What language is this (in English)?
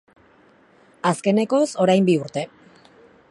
Basque